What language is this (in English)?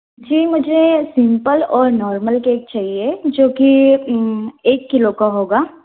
Hindi